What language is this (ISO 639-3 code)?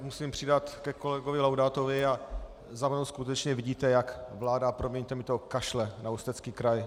ces